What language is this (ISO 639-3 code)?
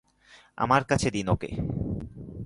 ben